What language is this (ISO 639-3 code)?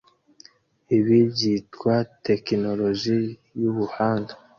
kin